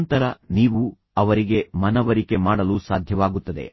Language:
Kannada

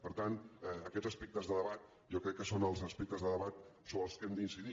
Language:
Catalan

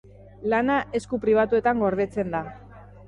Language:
Basque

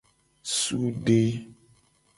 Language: Gen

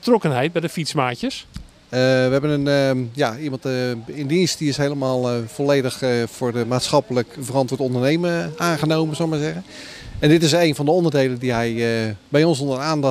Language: Dutch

